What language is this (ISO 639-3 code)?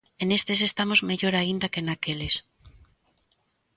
glg